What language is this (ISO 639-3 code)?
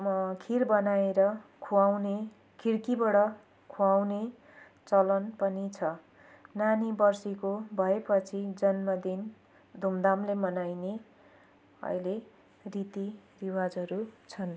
nep